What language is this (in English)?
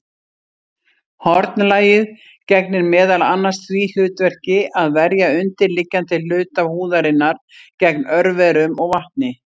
Icelandic